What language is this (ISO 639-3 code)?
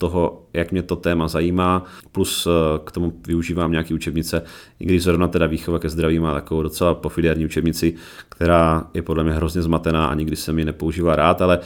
ces